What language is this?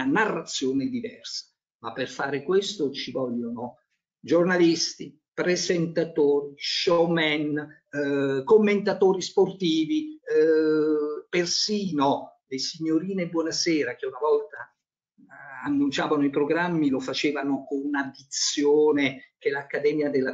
Italian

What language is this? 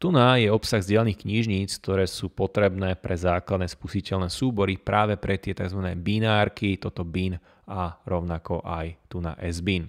Slovak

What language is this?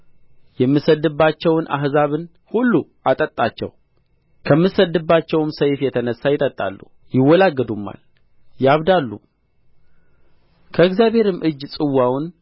Amharic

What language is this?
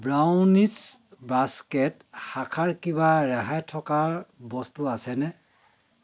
Assamese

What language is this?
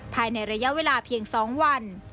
Thai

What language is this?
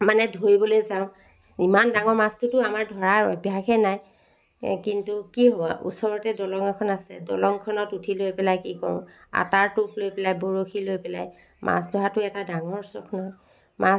Assamese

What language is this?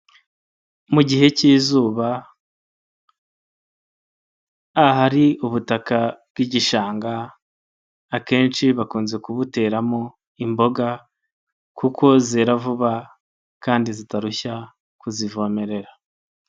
Kinyarwanda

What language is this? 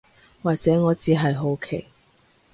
Cantonese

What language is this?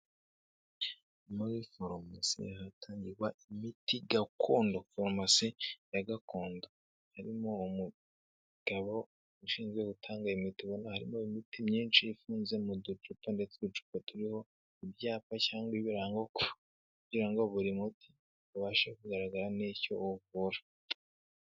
Kinyarwanda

